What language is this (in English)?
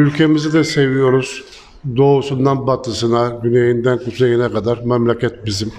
Turkish